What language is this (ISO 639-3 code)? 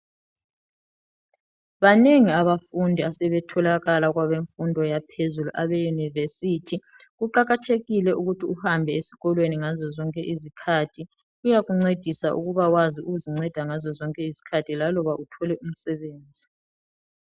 nde